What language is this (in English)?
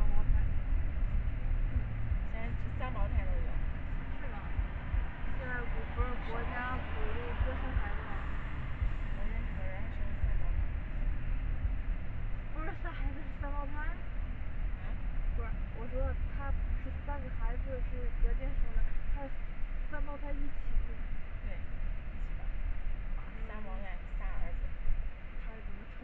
Chinese